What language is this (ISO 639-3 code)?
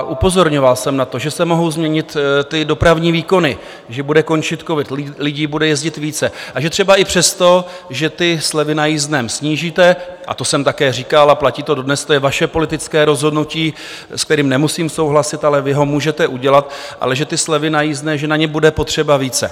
ces